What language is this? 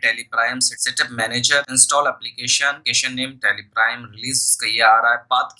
Hindi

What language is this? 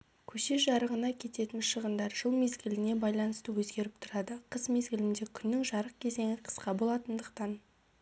Kazakh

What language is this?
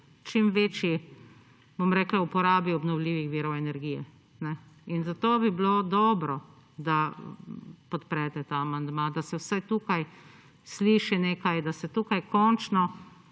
Slovenian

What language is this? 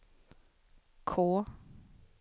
Swedish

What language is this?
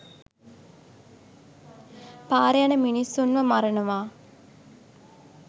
Sinhala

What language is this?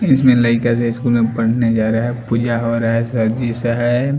Hindi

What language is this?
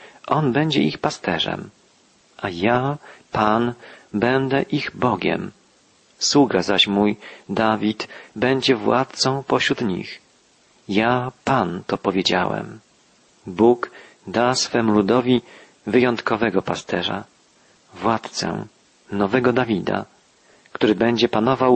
Polish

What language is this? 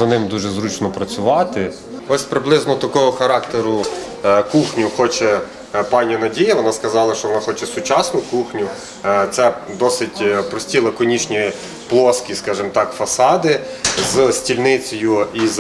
Ukrainian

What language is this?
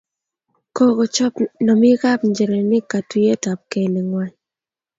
Kalenjin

